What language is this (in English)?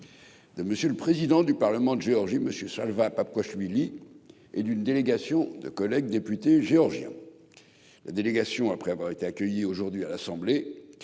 French